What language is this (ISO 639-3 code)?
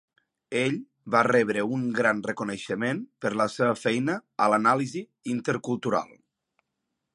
cat